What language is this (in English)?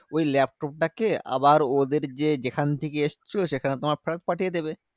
Bangla